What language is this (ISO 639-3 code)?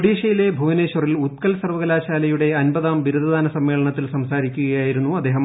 mal